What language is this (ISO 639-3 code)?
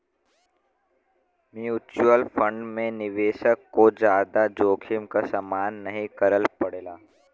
bho